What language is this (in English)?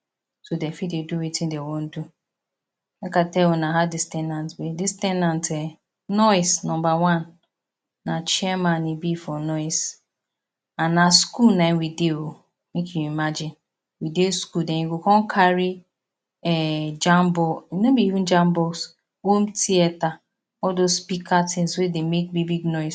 Nigerian Pidgin